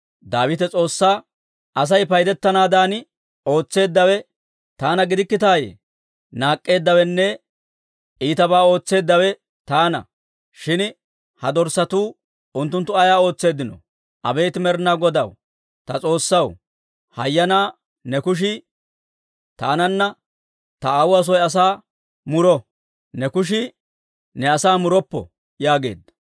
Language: Dawro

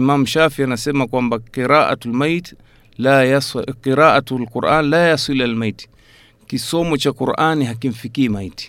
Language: Swahili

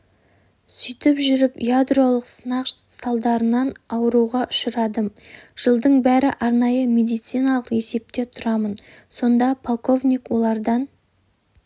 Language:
Kazakh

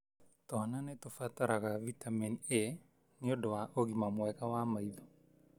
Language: Kikuyu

